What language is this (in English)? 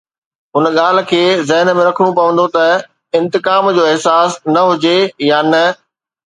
Sindhi